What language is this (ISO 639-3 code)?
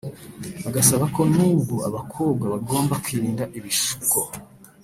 kin